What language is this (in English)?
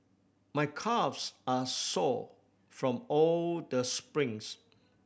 English